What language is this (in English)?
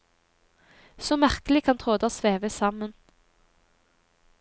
Norwegian